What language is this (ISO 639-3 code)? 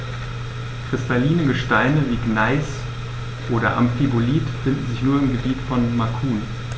deu